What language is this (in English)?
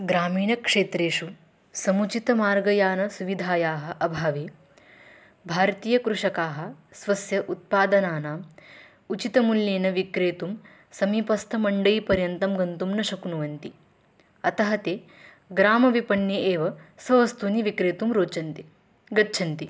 Sanskrit